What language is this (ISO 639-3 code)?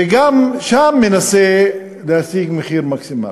heb